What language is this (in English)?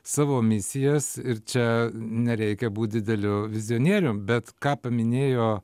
Lithuanian